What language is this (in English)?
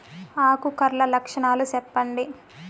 Telugu